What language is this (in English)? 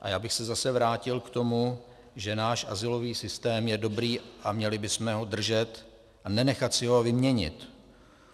Czech